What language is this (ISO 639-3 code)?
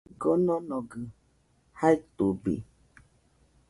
hux